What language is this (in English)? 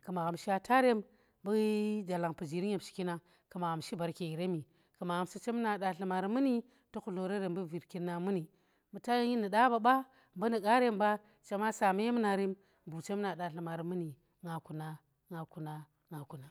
Tera